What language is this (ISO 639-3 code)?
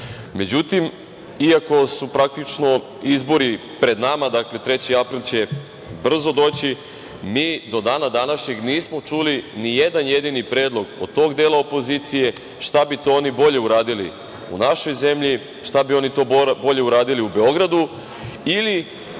srp